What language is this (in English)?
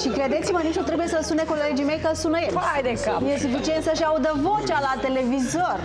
Romanian